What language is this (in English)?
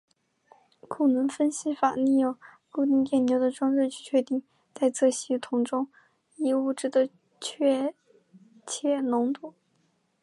Chinese